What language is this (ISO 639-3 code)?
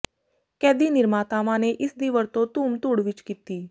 pan